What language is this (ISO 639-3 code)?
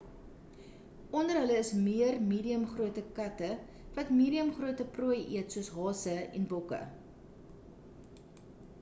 afr